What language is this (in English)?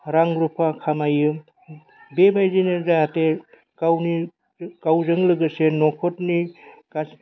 Bodo